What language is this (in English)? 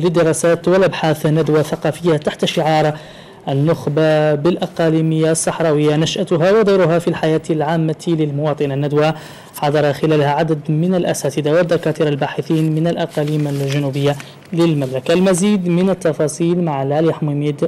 Arabic